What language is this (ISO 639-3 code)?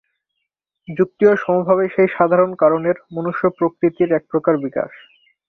ben